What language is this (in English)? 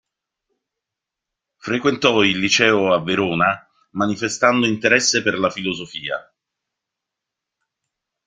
Italian